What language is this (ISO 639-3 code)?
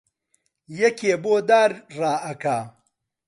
ckb